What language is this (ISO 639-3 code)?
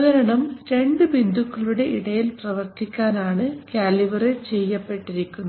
mal